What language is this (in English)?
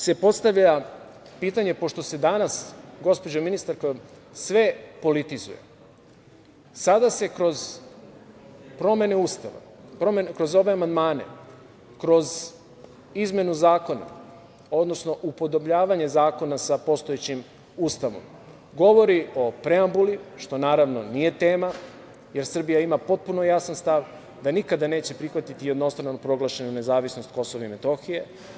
Serbian